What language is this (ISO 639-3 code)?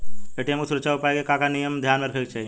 bho